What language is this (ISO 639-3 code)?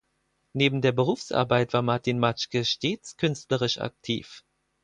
deu